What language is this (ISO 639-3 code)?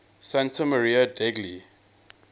eng